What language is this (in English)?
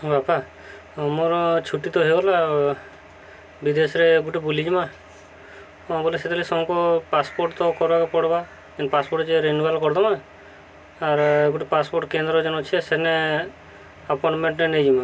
Odia